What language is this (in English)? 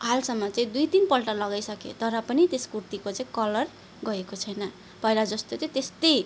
Nepali